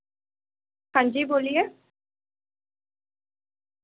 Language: Urdu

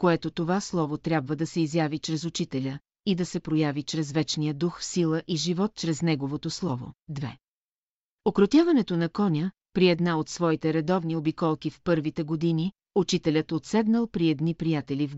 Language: Bulgarian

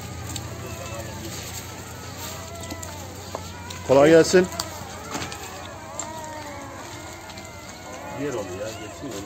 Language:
Turkish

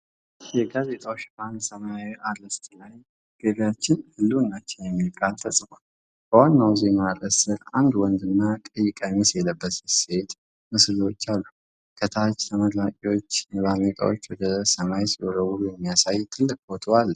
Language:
Amharic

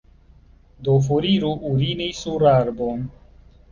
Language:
Esperanto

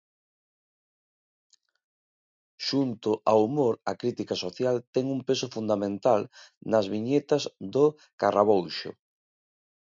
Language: Galician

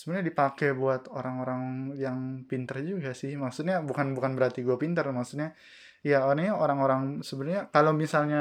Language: Indonesian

